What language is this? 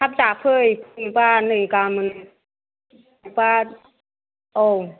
Bodo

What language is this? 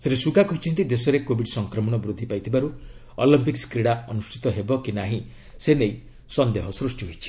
Odia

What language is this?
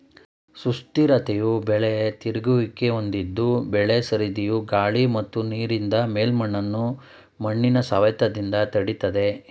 Kannada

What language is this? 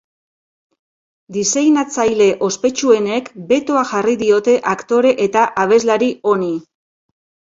Basque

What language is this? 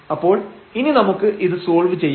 Malayalam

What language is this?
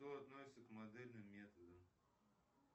Russian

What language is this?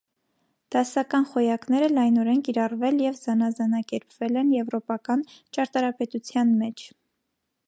Armenian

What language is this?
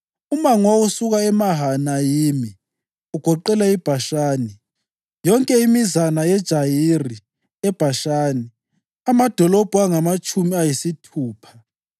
North Ndebele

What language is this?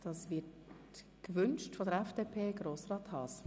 Swiss German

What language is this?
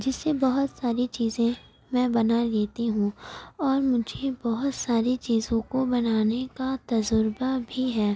Urdu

